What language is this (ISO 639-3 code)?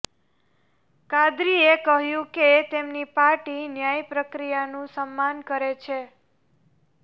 guj